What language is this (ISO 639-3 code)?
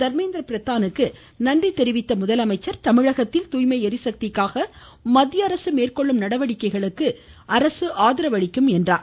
tam